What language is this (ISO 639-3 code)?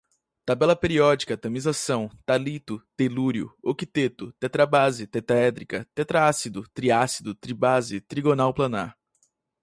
por